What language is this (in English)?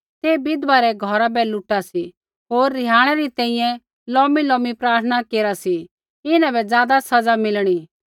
Kullu Pahari